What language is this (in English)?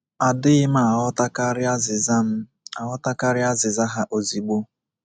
Igbo